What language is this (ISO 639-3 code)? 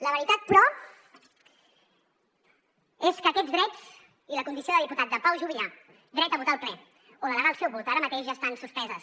cat